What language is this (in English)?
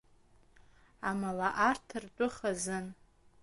Abkhazian